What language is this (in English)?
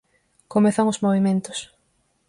Galician